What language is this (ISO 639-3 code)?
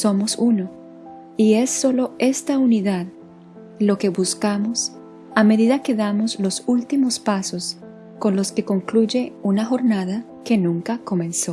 spa